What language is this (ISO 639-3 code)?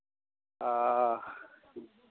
mai